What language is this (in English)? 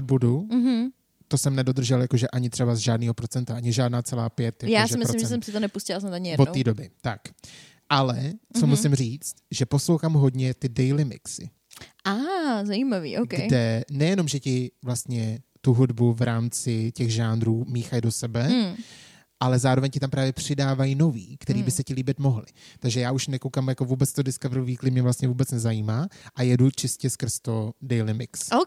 Czech